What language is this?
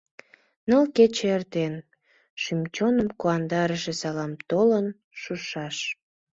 Mari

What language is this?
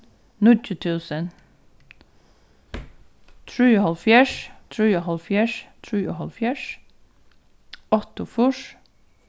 Faroese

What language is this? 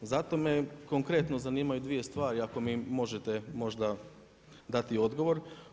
Croatian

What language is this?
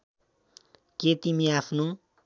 Nepali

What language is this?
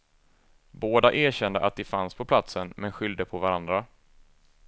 Swedish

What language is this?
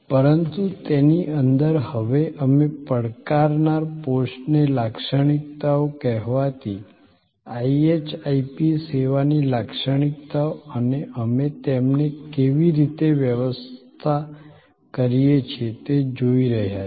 Gujarati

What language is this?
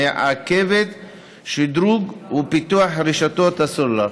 Hebrew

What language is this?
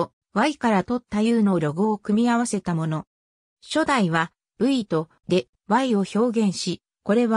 Japanese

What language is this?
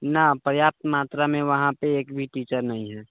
Maithili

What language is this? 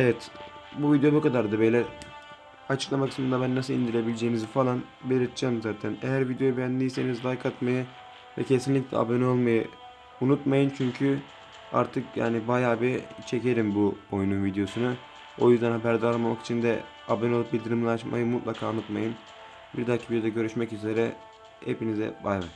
Turkish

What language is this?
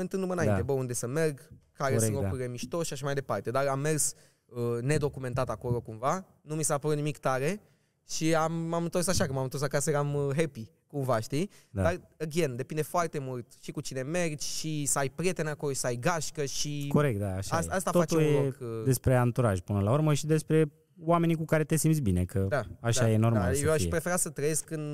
Romanian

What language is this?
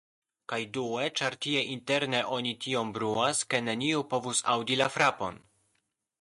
Esperanto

